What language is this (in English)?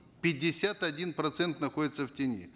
Kazakh